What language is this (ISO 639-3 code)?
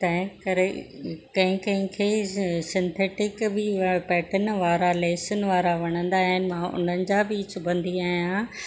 snd